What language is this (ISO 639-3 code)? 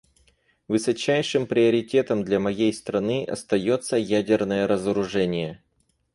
rus